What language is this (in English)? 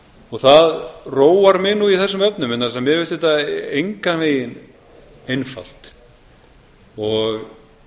Icelandic